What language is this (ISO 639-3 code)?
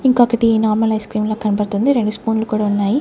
tel